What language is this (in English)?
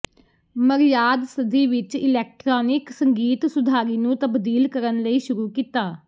Punjabi